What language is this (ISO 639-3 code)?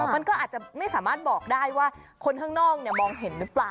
tha